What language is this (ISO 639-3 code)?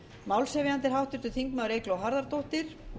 isl